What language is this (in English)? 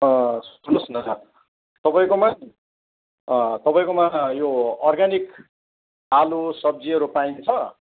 Nepali